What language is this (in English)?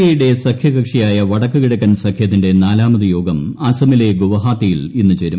Malayalam